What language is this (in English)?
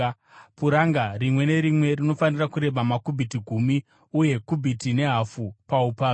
Shona